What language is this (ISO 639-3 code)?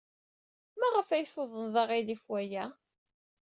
kab